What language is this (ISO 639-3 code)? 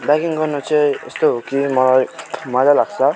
nep